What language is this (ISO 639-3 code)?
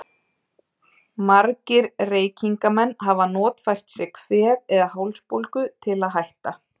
isl